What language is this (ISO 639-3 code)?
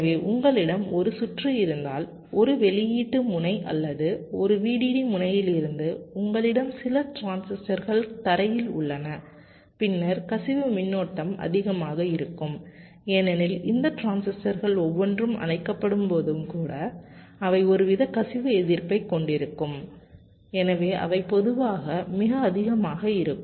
tam